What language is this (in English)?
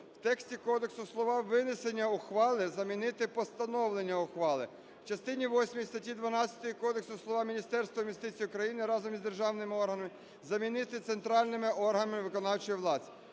Ukrainian